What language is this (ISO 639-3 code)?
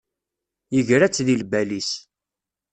kab